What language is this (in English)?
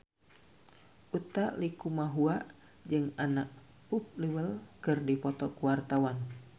Sundanese